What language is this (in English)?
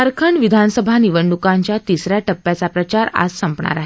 Marathi